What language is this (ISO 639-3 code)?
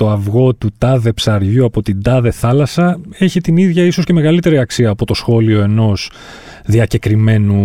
ell